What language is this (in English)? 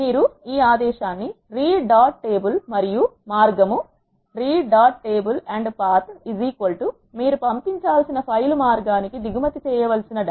Telugu